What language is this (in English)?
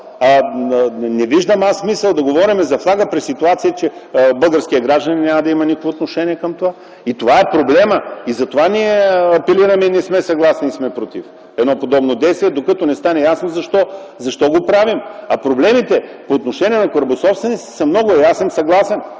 Bulgarian